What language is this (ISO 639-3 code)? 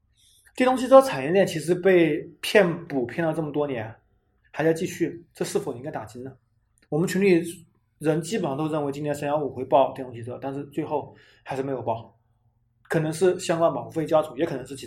zho